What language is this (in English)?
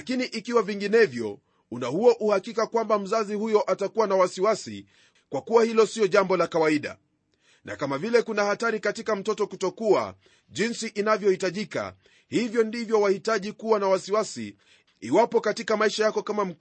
Swahili